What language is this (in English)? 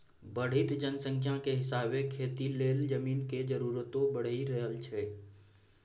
Maithili